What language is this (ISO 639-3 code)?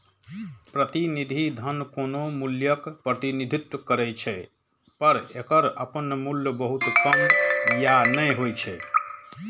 mai